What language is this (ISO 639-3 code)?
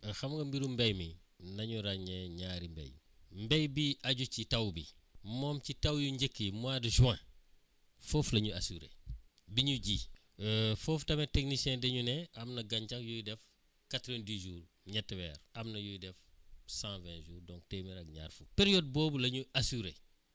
wol